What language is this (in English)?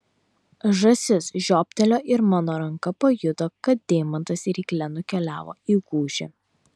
Lithuanian